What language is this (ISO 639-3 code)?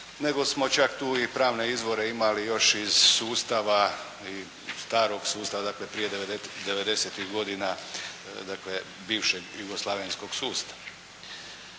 hrv